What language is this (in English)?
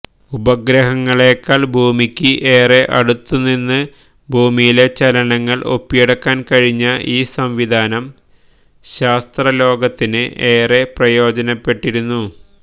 Malayalam